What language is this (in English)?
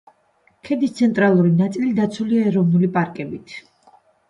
Georgian